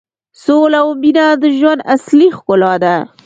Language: Pashto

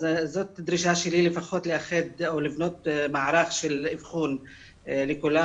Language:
Hebrew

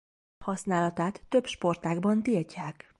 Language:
Hungarian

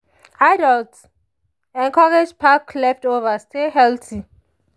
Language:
Nigerian Pidgin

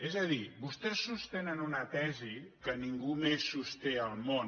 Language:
Catalan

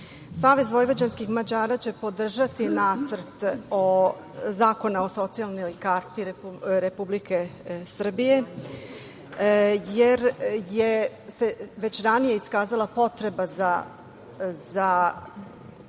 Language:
Serbian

